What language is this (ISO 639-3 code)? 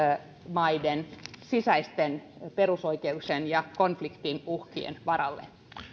fin